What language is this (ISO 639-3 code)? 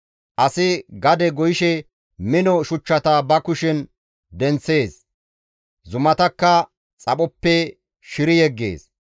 gmv